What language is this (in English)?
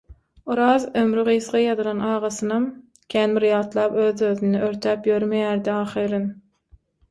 Turkmen